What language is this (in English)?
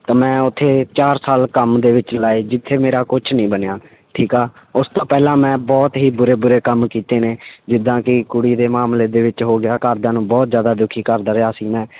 Punjabi